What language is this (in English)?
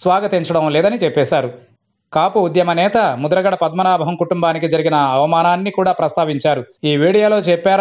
Hindi